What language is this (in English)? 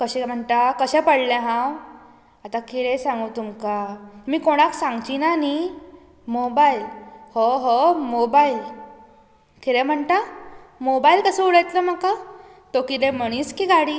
Konkani